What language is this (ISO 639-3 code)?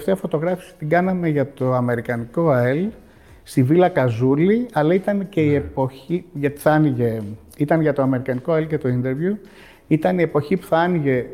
ell